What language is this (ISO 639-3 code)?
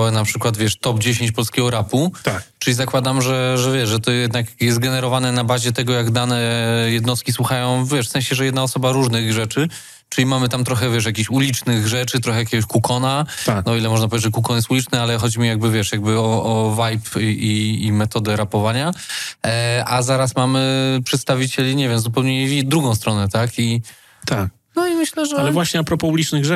pol